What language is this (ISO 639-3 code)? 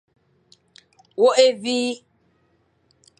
fan